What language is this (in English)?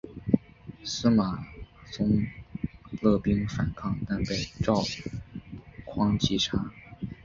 Chinese